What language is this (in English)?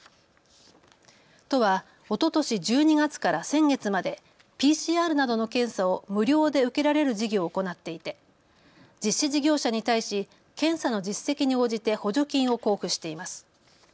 Japanese